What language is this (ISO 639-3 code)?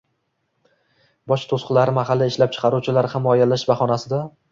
uzb